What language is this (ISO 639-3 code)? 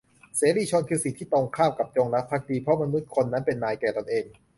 tha